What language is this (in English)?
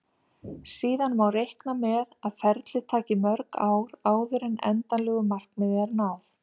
Icelandic